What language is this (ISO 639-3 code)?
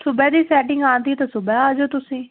pan